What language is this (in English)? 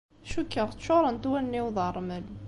Kabyle